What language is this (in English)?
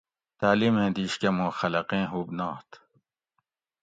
Gawri